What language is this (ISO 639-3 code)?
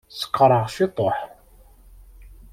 kab